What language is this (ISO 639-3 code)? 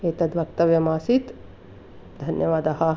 san